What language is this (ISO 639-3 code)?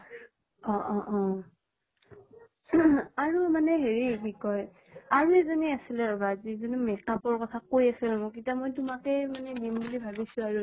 asm